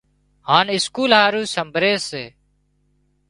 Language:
Wadiyara Koli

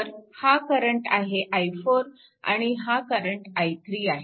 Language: Marathi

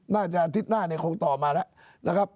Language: Thai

